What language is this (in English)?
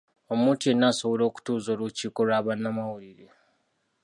Ganda